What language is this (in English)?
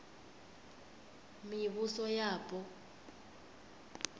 Venda